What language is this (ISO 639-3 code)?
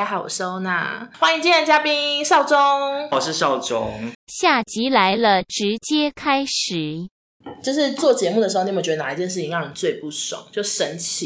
zho